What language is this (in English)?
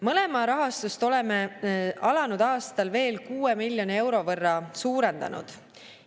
Estonian